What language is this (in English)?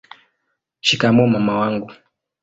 Swahili